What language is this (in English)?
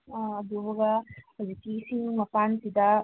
Manipuri